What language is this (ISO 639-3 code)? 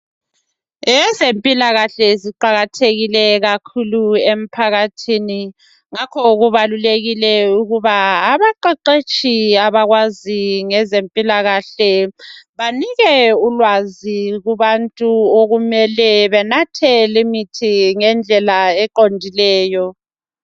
nde